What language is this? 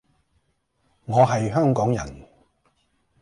Cantonese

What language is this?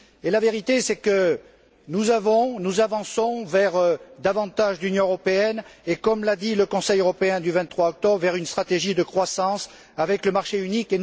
French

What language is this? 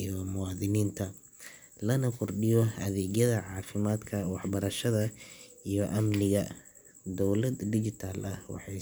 Somali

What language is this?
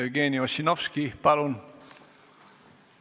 Estonian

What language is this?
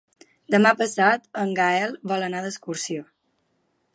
Catalan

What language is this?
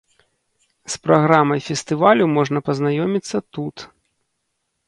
Belarusian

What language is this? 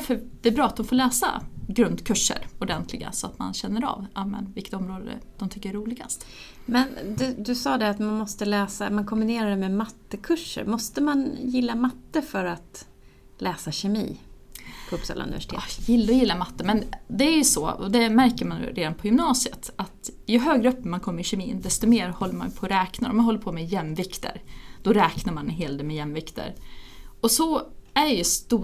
Swedish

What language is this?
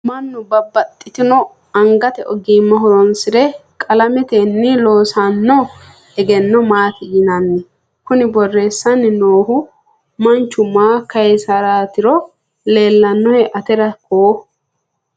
Sidamo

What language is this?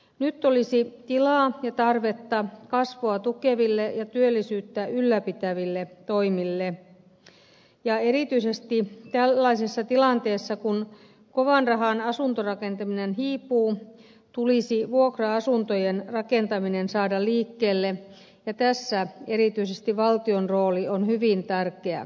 Finnish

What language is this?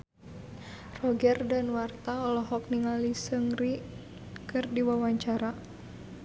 Sundanese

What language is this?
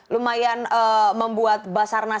Indonesian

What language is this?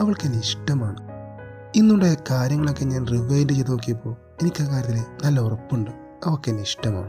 Malayalam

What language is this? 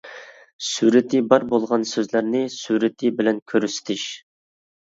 Uyghur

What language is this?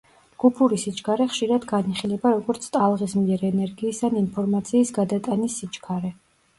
Georgian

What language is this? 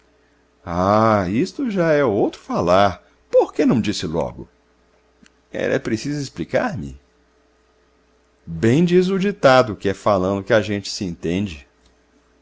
Portuguese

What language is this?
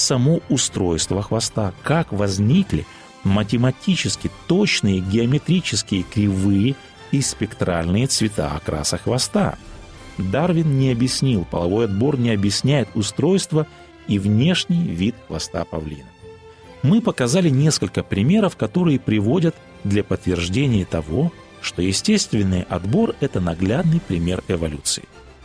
Russian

